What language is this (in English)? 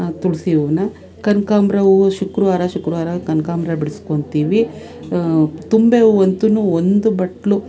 Kannada